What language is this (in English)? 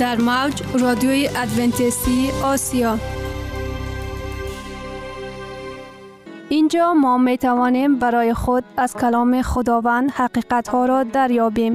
Persian